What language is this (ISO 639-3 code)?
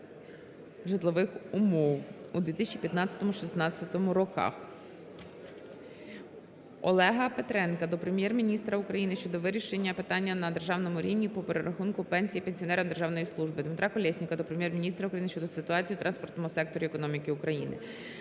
ukr